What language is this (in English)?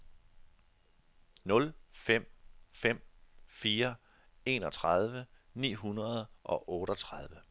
Danish